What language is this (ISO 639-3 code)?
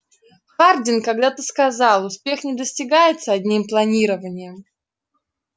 rus